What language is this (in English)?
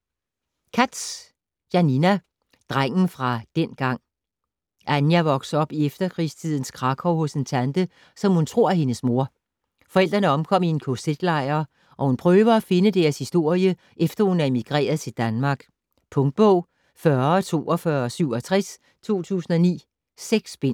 Danish